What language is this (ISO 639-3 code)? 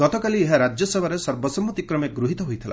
ori